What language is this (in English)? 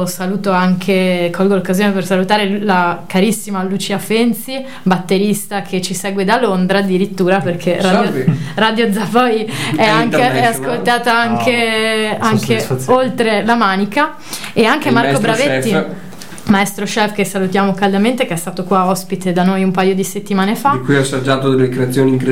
Italian